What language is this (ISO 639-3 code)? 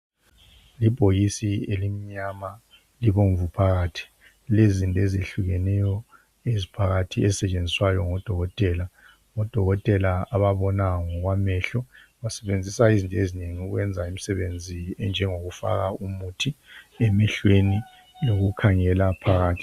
nde